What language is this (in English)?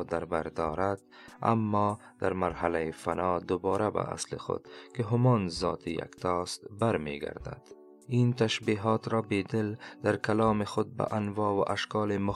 Persian